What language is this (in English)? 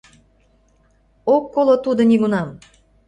Mari